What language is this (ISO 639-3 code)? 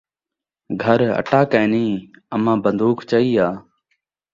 skr